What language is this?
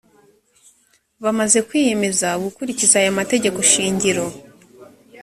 Kinyarwanda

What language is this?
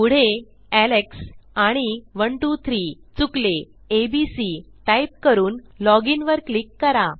Marathi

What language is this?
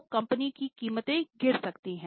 Hindi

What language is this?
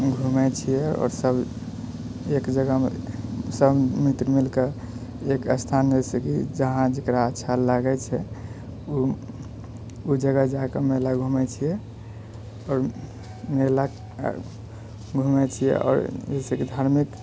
Maithili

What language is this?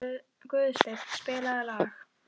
Icelandic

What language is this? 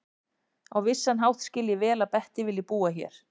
Icelandic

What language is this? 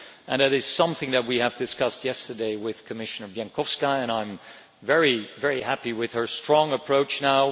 English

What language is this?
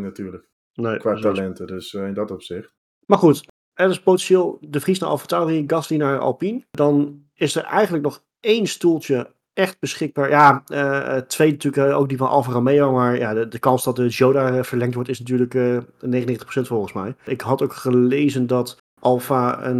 Dutch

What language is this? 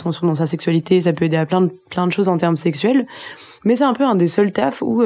French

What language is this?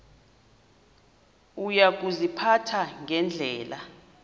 Xhosa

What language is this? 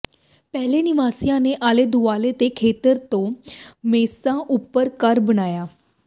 Punjabi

